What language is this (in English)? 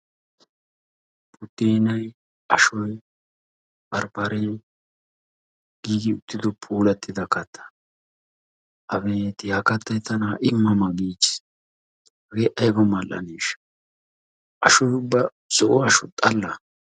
Wolaytta